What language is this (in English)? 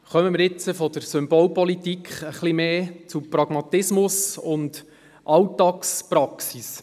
Swiss German